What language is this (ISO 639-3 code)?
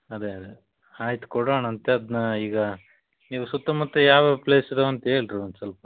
kan